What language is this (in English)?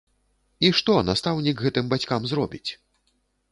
Belarusian